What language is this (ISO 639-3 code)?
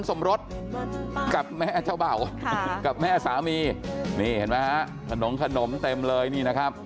tha